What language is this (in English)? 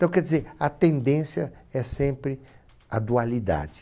Portuguese